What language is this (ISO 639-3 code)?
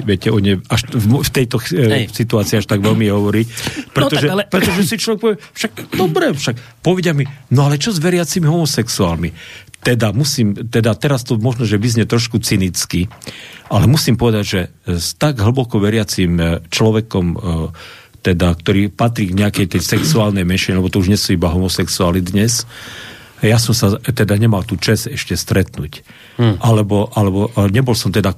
slk